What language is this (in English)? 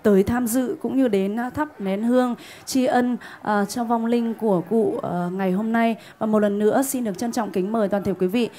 Vietnamese